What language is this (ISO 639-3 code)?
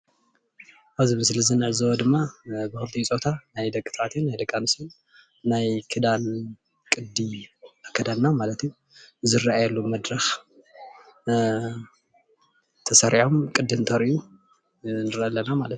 tir